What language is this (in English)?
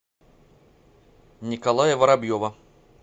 Russian